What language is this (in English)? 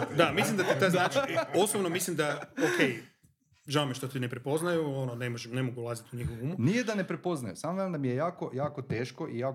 Croatian